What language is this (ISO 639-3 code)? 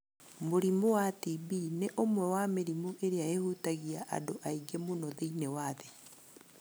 kik